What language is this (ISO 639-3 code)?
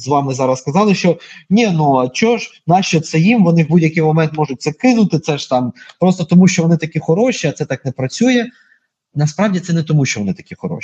ukr